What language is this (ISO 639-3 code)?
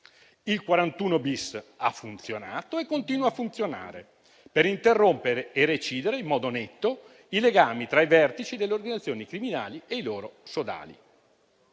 ita